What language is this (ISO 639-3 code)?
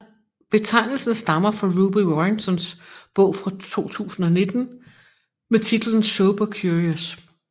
dan